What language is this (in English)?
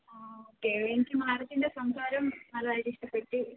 Malayalam